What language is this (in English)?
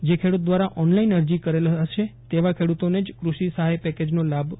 Gujarati